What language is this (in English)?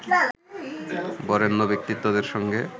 Bangla